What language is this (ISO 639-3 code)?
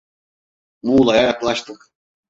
tur